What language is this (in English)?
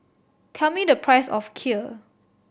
English